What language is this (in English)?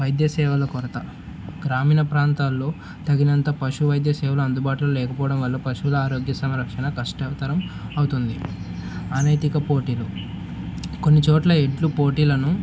Telugu